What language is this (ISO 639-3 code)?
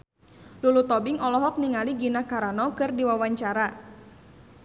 sun